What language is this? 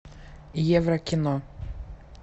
Russian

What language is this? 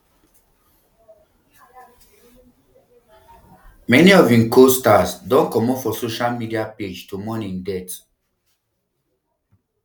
Nigerian Pidgin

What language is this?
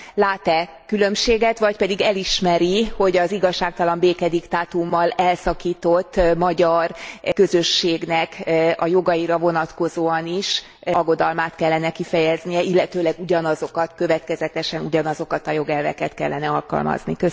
Hungarian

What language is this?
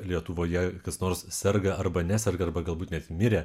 Lithuanian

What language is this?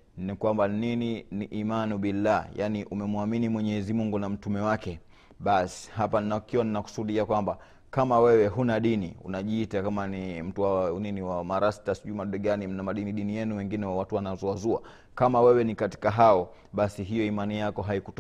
Swahili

